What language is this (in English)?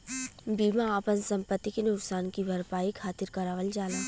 Bhojpuri